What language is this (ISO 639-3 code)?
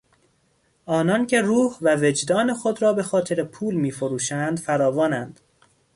fas